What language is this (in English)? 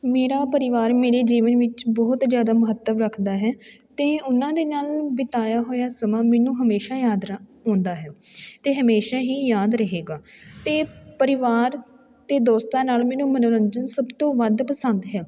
Punjabi